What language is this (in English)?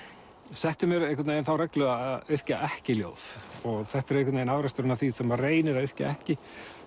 Icelandic